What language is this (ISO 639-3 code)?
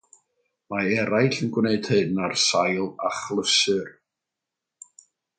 cym